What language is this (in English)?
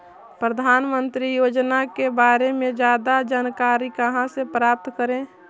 Magahi